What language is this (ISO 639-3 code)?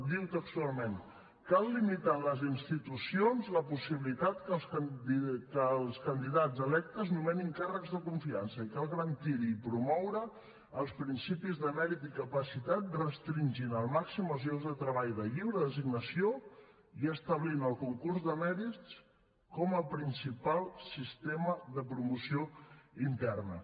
cat